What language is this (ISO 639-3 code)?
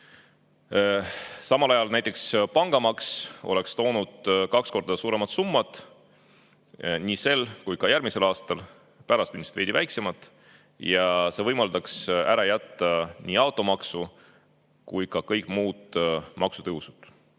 est